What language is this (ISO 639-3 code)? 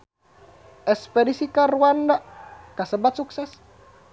sun